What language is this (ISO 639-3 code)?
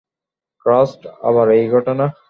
ben